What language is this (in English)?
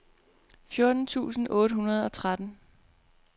Danish